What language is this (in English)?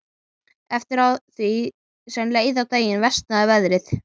Icelandic